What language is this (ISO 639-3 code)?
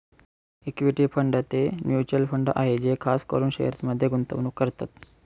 mar